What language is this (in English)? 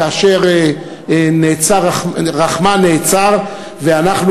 Hebrew